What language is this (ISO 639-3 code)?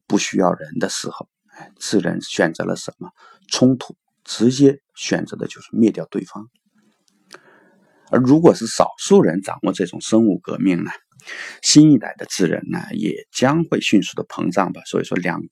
zho